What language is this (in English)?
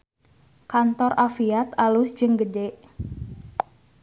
Sundanese